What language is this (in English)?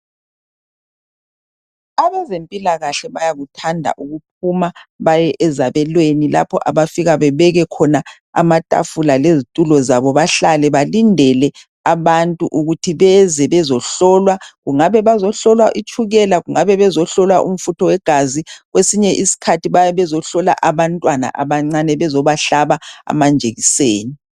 North Ndebele